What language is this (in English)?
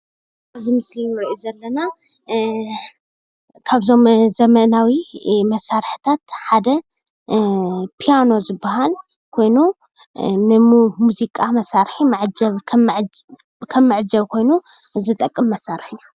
Tigrinya